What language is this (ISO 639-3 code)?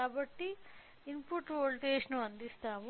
tel